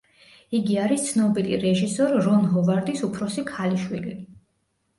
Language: Georgian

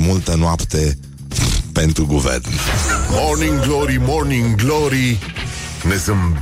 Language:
Romanian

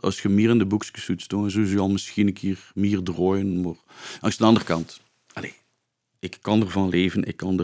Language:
Dutch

